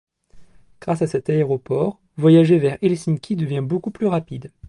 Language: French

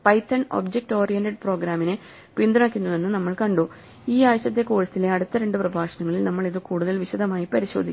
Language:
Malayalam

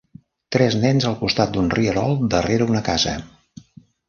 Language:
Catalan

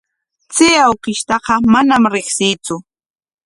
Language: Corongo Ancash Quechua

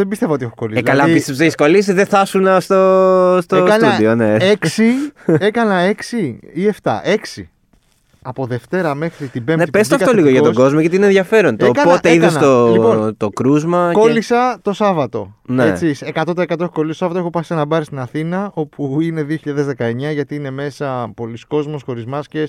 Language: Greek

